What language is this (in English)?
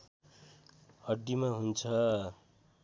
Nepali